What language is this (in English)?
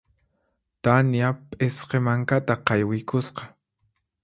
Puno Quechua